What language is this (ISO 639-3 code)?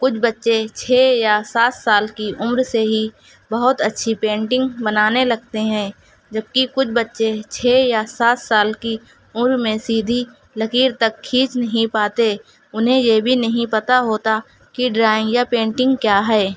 urd